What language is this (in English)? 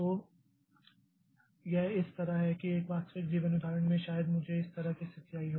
Hindi